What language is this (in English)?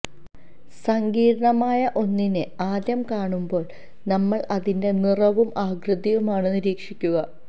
Malayalam